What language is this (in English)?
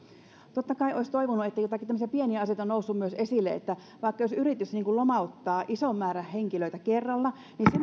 Finnish